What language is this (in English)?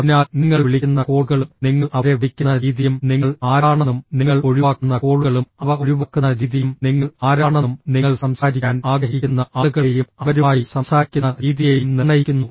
Malayalam